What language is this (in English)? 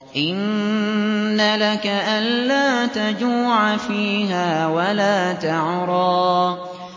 Arabic